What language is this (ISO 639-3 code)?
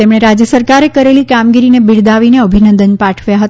guj